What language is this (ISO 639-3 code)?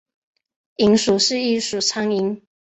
zho